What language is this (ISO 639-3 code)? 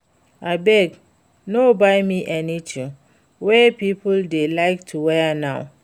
pcm